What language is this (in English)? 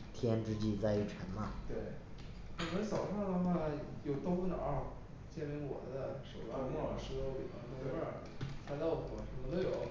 Chinese